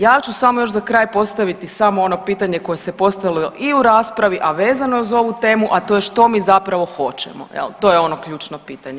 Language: Croatian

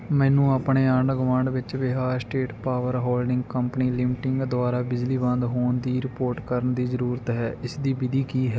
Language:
Punjabi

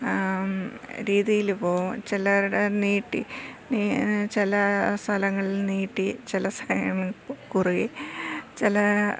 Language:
Malayalam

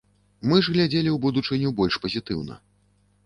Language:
Belarusian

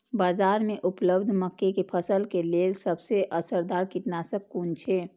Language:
Maithili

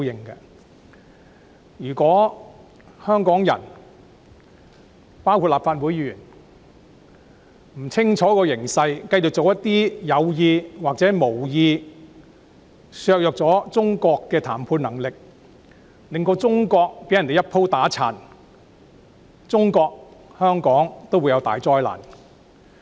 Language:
Cantonese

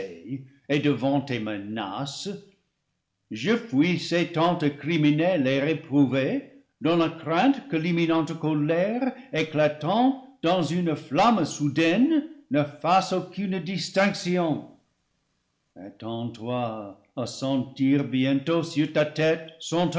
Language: French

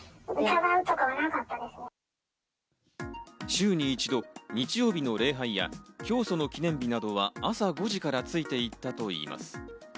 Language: Japanese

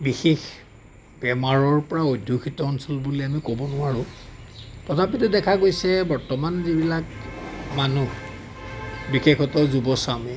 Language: Assamese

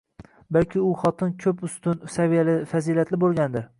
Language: Uzbek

